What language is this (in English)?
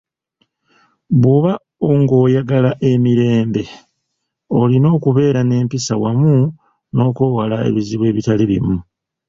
Ganda